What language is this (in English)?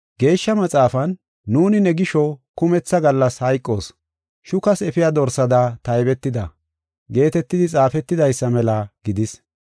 Gofa